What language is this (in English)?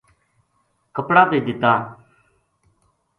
Gujari